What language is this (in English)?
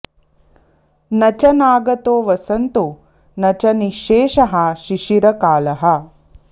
Sanskrit